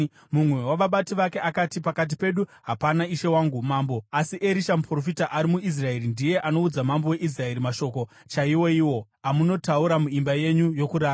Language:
Shona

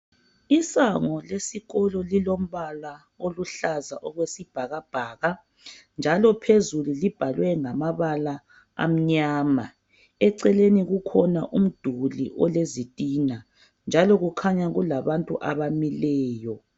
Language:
North Ndebele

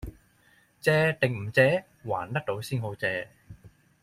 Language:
Cantonese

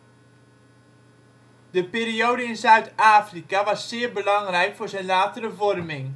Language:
Dutch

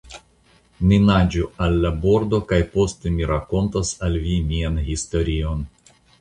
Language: Esperanto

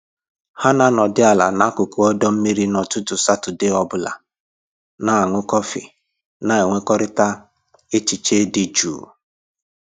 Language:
Igbo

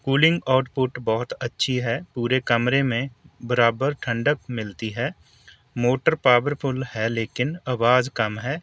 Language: Urdu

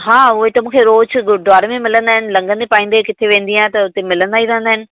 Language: Sindhi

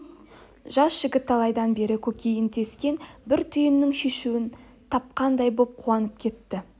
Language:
Kazakh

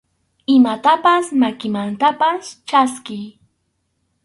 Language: Arequipa-La Unión Quechua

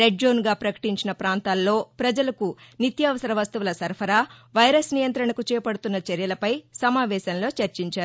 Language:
Telugu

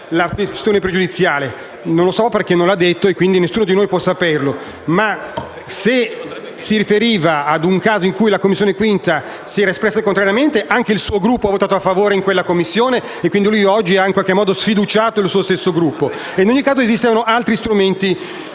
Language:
Italian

